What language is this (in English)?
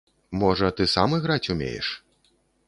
Belarusian